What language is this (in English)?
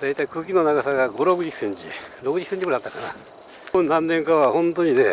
Japanese